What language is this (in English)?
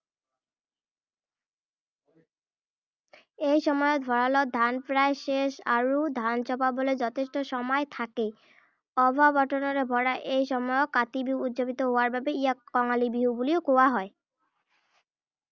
Assamese